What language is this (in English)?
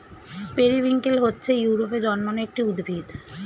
Bangla